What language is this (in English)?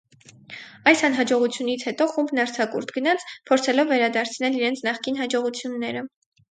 Armenian